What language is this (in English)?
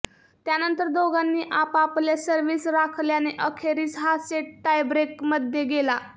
Marathi